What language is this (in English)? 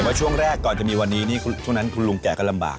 Thai